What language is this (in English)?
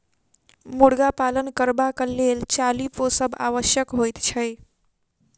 Maithili